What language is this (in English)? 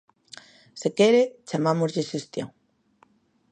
Galician